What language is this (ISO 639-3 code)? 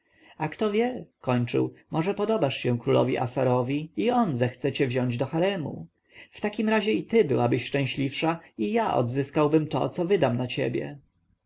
pol